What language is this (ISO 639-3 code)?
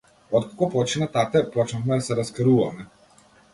mkd